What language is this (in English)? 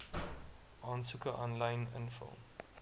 Afrikaans